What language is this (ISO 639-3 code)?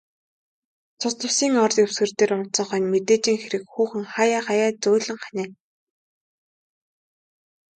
mon